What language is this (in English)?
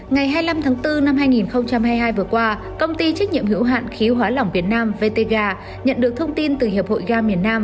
Vietnamese